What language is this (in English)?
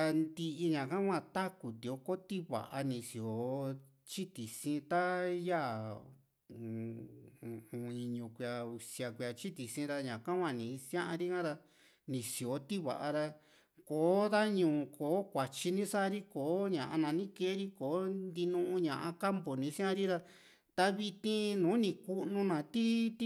Juxtlahuaca Mixtec